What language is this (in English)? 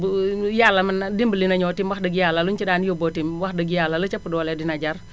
Wolof